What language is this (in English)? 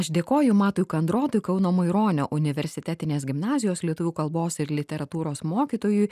Lithuanian